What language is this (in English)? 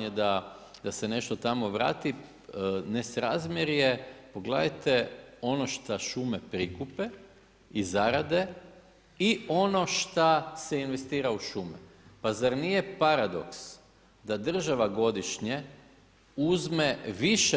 Croatian